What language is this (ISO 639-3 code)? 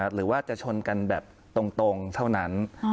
tha